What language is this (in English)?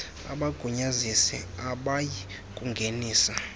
Xhosa